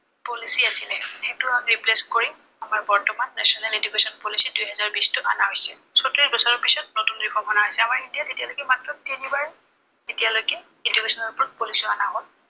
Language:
Assamese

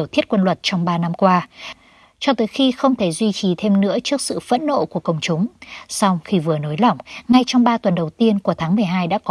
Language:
Vietnamese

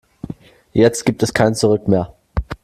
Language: German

